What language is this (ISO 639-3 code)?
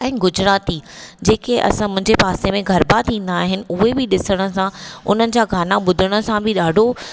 snd